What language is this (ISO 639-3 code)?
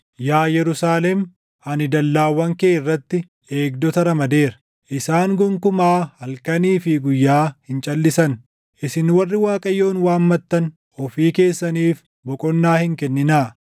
orm